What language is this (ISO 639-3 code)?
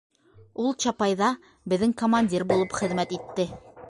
bak